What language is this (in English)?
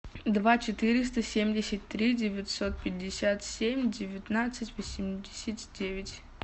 Russian